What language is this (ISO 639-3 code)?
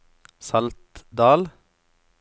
nor